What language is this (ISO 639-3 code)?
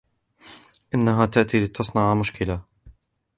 ara